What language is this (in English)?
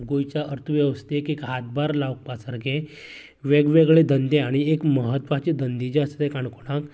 Konkani